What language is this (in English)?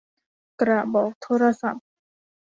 Thai